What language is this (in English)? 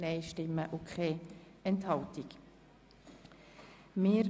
Swiss German